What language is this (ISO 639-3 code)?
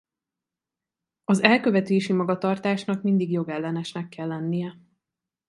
hun